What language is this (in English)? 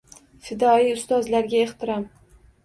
Uzbek